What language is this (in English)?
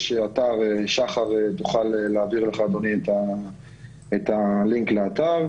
Hebrew